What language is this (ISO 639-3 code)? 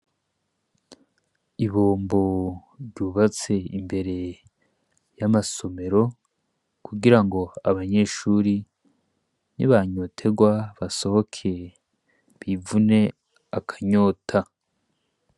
run